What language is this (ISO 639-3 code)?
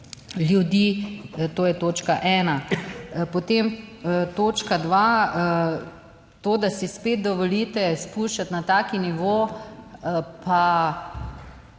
slv